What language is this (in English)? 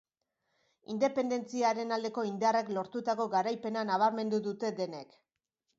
Basque